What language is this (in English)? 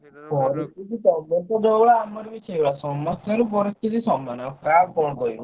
Odia